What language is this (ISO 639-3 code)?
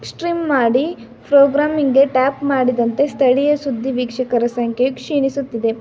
kan